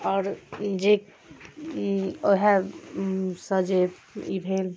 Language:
Maithili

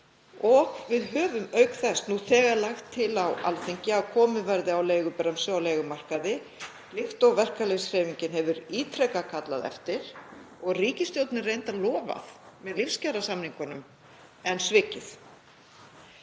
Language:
Icelandic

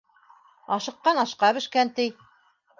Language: Bashkir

